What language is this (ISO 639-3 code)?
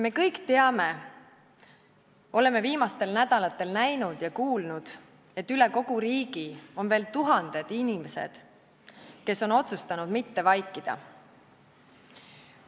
est